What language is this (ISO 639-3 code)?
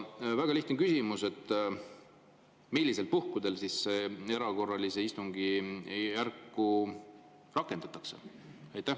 est